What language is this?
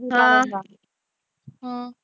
Punjabi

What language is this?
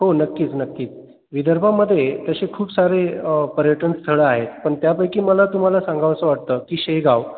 Marathi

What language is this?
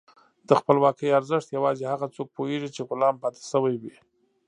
Pashto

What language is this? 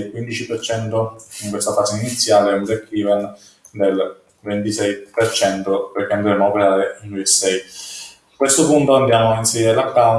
Italian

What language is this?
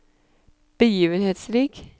Norwegian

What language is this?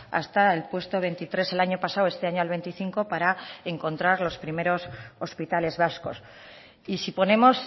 Spanish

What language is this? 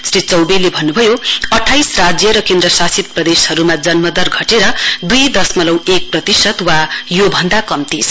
Nepali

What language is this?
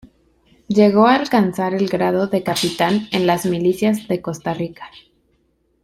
Spanish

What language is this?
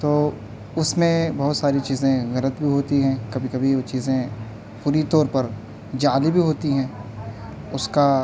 Urdu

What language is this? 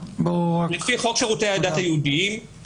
Hebrew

